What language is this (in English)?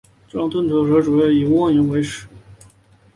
Chinese